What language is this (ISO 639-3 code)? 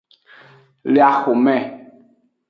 ajg